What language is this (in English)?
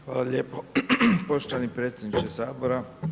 Croatian